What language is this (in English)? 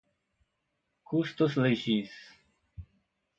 Portuguese